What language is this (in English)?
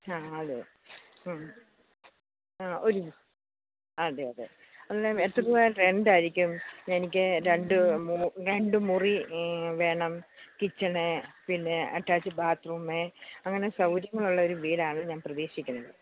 Malayalam